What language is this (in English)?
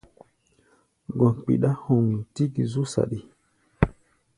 Gbaya